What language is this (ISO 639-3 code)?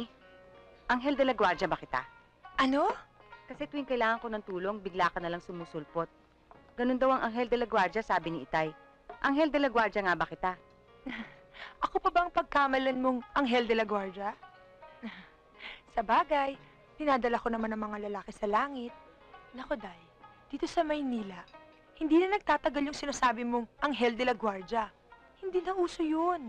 fil